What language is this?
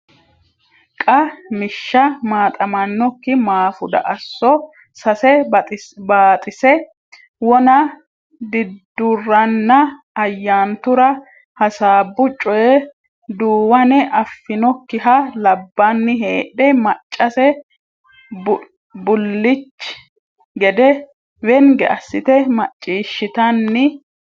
Sidamo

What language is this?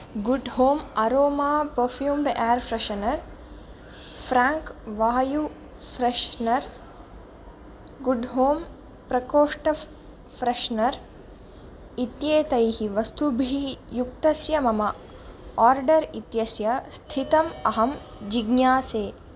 Sanskrit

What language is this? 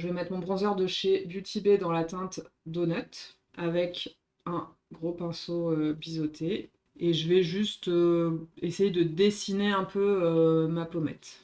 French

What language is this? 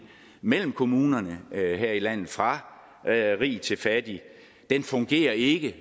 Danish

